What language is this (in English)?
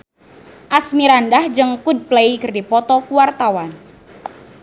Sundanese